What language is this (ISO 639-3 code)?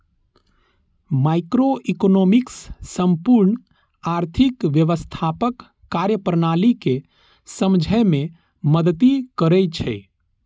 mai